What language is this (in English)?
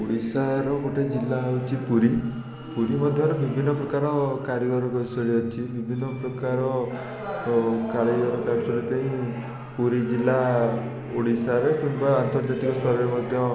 Odia